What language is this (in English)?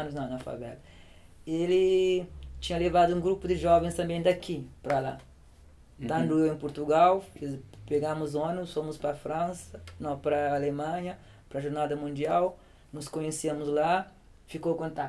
Portuguese